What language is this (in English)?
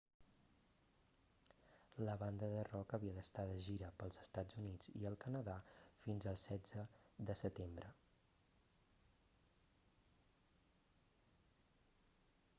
Catalan